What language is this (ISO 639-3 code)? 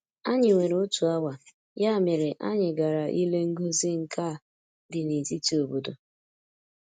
ibo